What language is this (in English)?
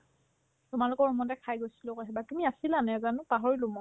Assamese